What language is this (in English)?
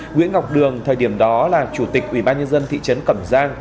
Vietnamese